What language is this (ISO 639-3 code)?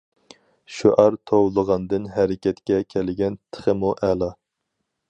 uig